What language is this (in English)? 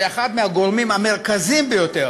Hebrew